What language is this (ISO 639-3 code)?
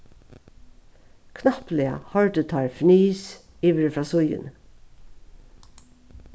fao